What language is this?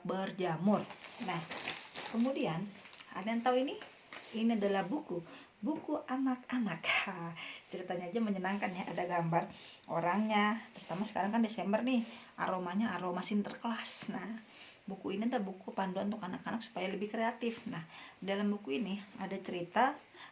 Indonesian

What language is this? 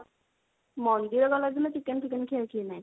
Odia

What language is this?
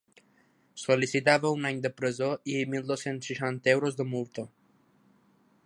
Catalan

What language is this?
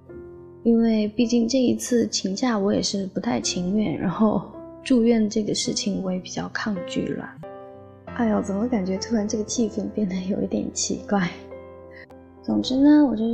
Chinese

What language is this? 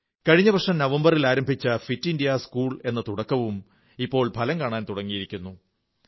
Malayalam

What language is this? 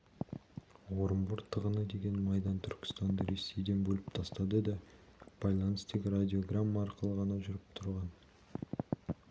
Kazakh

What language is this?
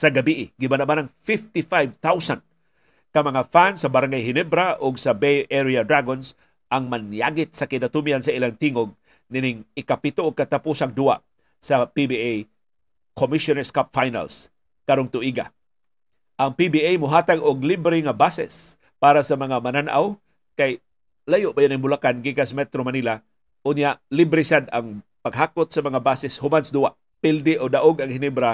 Filipino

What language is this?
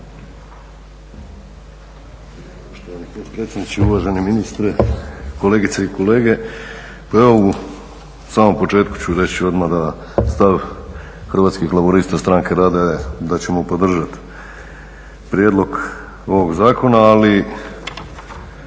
Croatian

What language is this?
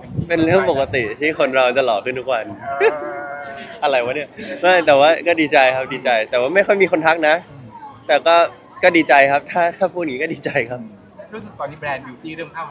Thai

